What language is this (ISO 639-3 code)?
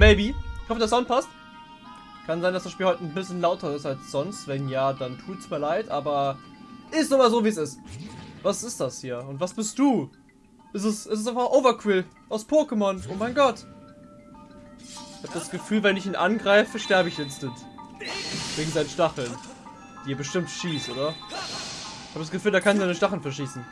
deu